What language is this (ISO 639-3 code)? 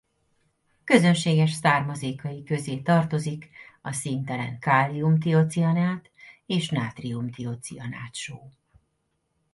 hun